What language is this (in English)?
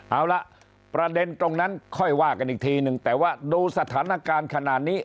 Thai